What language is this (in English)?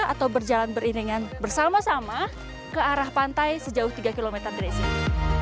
Indonesian